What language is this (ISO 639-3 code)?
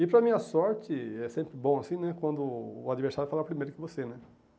por